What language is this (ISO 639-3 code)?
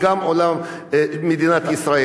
heb